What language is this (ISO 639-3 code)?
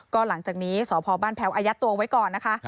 tha